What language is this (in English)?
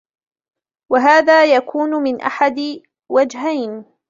Arabic